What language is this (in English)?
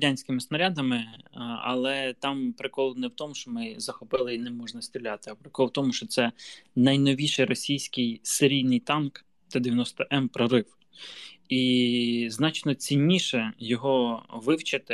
Ukrainian